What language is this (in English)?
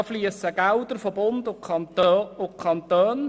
Swiss German